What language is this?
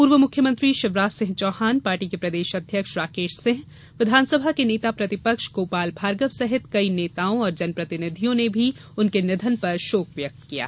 Hindi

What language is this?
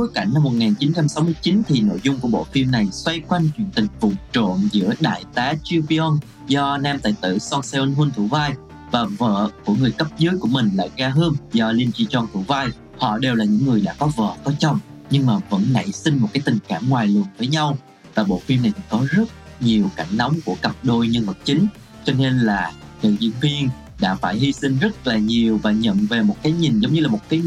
Vietnamese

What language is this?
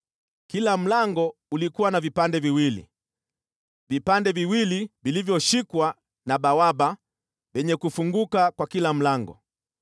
Swahili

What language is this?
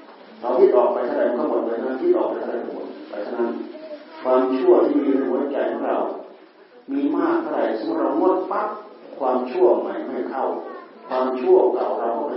Thai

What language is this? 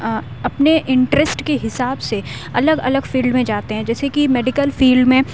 Urdu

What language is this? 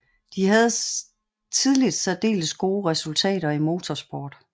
Danish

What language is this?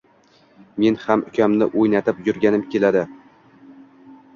Uzbek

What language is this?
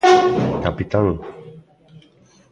Galician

